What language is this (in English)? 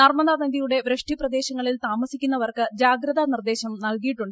Malayalam